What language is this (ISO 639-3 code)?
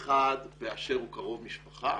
heb